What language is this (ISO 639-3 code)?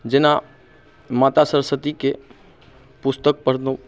mai